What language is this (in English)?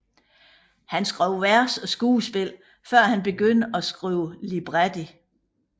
Danish